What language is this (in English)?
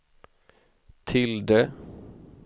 Swedish